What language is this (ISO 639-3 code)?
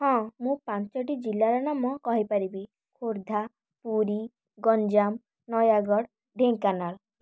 ori